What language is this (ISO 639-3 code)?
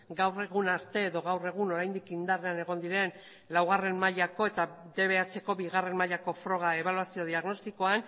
eus